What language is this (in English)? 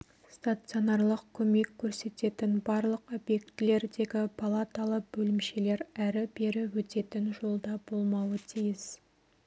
Kazakh